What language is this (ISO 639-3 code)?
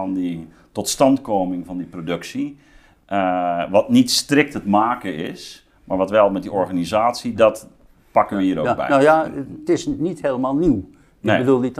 nld